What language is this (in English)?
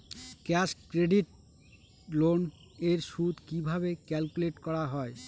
Bangla